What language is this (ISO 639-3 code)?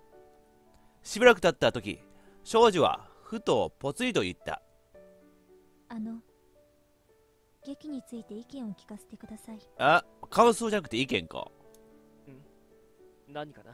jpn